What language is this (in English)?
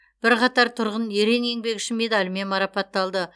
Kazakh